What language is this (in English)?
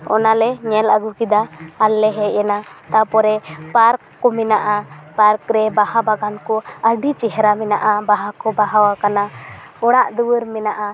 Santali